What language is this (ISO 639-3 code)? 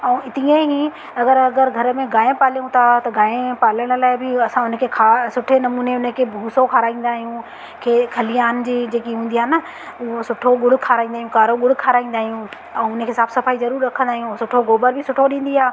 snd